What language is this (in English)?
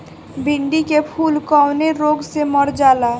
Bhojpuri